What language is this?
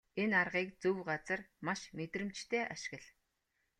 Mongolian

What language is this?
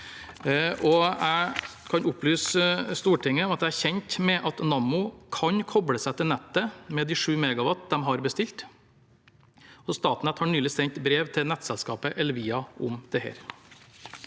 Norwegian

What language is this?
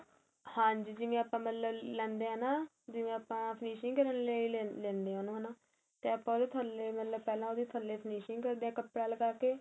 Punjabi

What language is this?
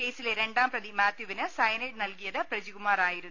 Malayalam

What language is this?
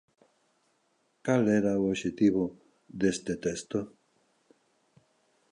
Galician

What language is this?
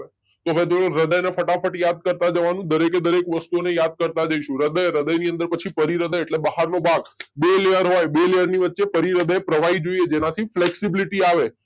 Gujarati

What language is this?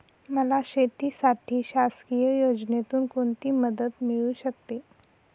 Marathi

